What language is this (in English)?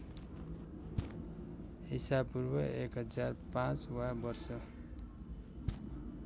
Nepali